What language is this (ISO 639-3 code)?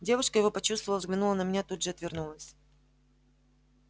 rus